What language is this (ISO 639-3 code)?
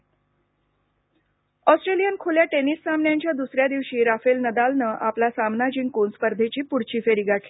mar